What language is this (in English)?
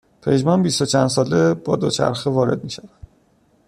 Persian